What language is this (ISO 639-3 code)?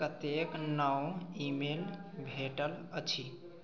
mai